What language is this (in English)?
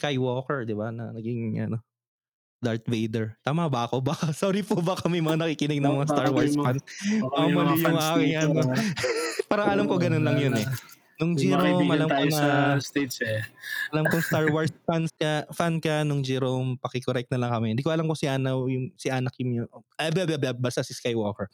Filipino